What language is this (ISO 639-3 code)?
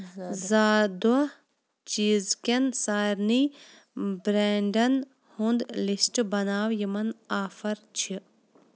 kas